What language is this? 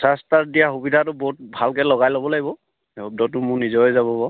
Assamese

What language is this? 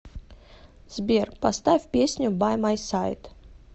Russian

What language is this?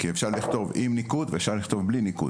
Hebrew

